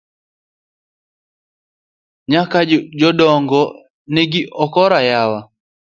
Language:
Luo (Kenya and Tanzania)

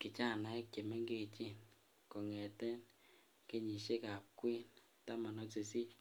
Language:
Kalenjin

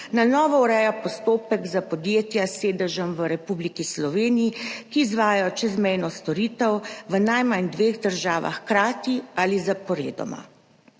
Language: Slovenian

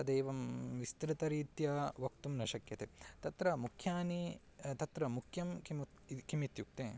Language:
Sanskrit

